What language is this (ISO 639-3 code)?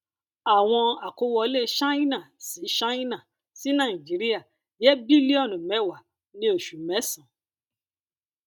yor